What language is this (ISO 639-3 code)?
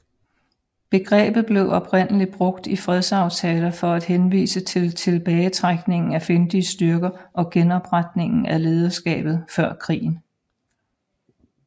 dan